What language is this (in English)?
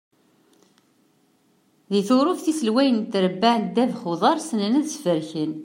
Kabyle